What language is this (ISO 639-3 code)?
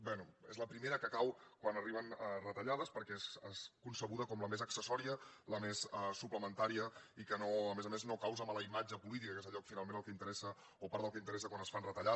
cat